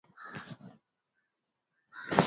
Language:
Swahili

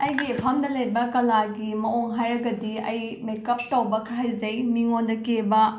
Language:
Manipuri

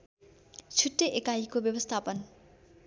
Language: Nepali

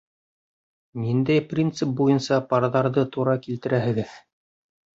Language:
Bashkir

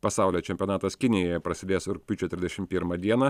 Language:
Lithuanian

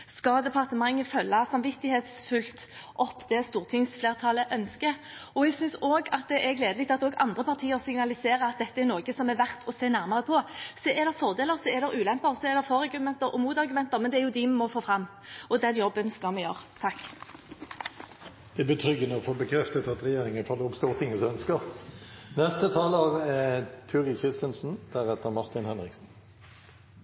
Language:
Norwegian Bokmål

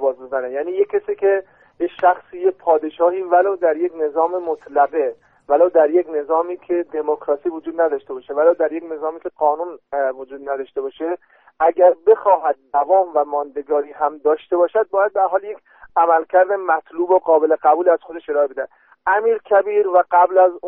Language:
Persian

